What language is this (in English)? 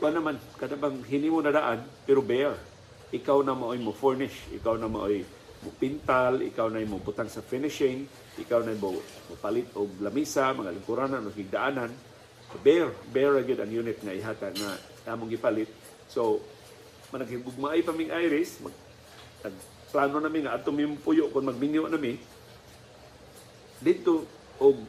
Filipino